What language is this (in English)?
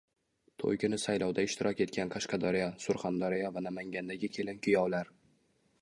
Uzbek